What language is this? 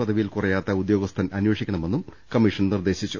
Malayalam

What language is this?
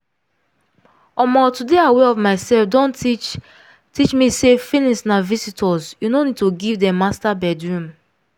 Nigerian Pidgin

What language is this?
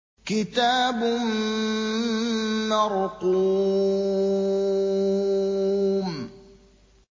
Arabic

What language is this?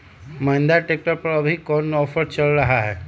Magahi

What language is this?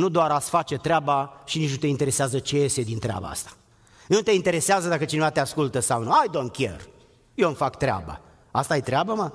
Romanian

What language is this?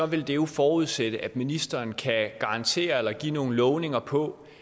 Danish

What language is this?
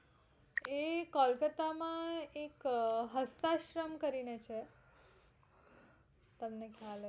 Gujarati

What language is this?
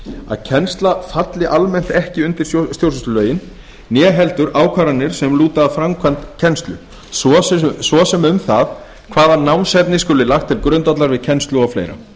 Icelandic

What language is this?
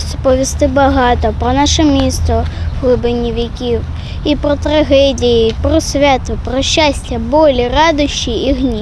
Ukrainian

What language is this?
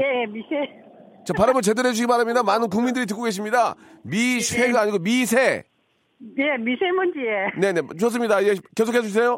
Korean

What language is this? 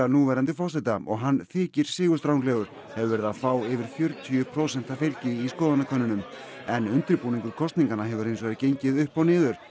Icelandic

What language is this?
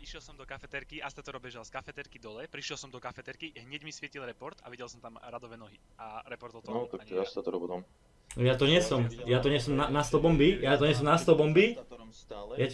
Slovak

